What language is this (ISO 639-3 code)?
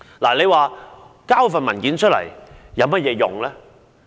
yue